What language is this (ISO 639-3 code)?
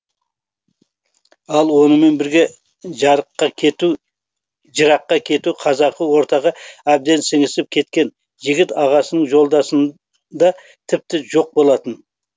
kaz